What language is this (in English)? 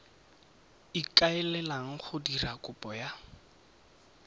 Tswana